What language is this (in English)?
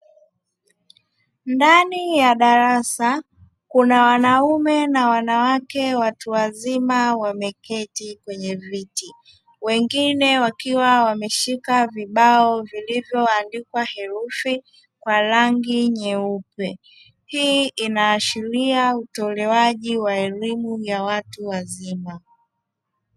Swahili